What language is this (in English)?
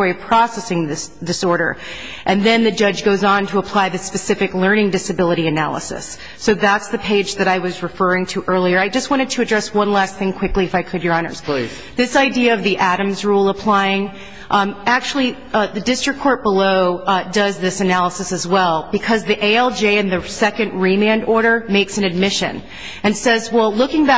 English